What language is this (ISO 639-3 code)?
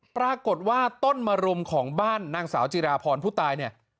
tha